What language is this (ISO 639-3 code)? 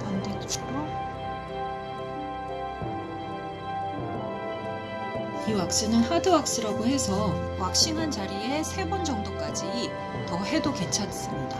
kor